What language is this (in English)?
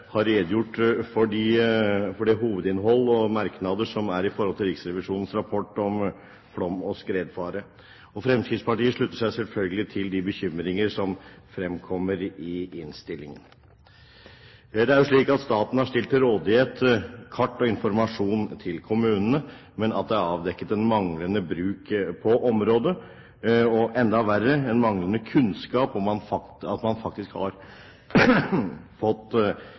Norwegian Bokmål